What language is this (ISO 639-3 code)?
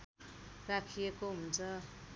nep